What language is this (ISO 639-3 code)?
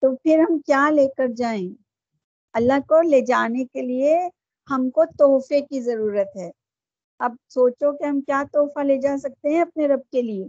urd